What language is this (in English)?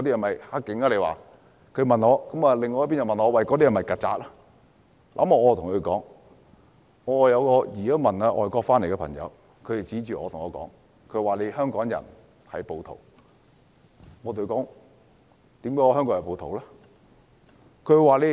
Cantonese